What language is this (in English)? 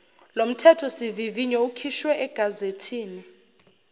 Zulu